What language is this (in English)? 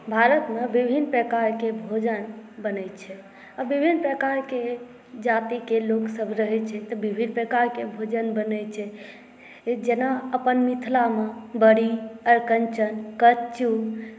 Maithili